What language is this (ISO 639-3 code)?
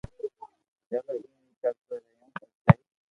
lrk